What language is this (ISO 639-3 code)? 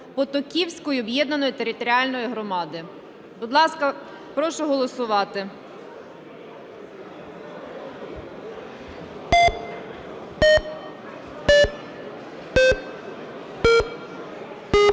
ukr